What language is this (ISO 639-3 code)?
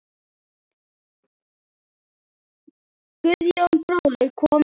isl